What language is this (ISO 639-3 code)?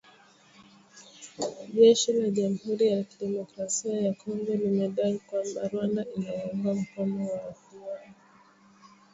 swa